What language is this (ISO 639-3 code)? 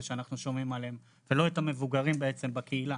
heb